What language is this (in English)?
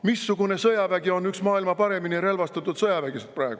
Estonian